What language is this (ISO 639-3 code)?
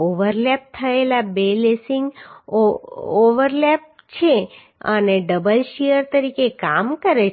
guj